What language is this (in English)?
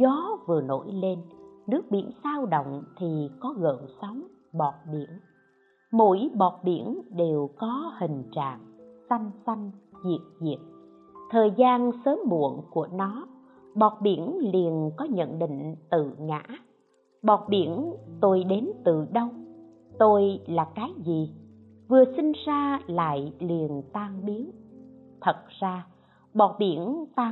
Vietnamese